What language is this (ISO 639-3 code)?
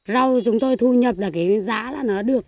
vie